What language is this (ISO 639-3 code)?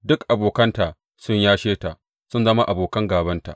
hau